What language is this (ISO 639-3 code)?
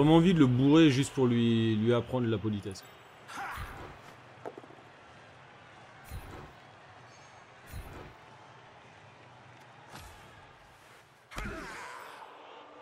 fra